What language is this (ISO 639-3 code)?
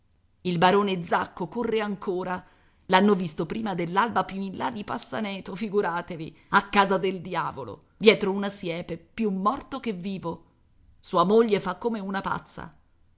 ita